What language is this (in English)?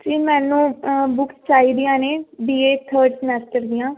Punjabi